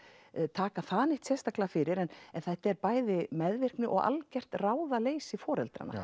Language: Icelandic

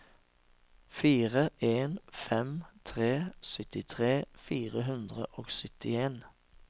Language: Norwegian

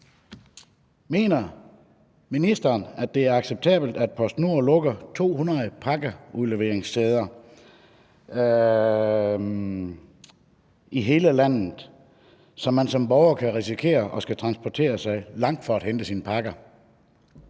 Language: Danish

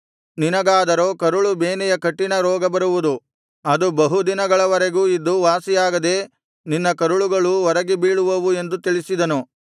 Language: Kannada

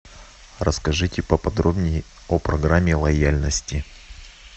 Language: Russian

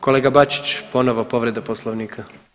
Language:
Croatian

